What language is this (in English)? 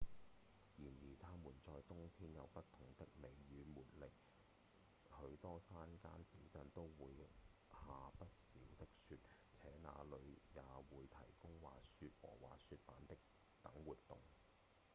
Cantonese